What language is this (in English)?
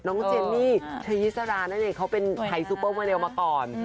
Thai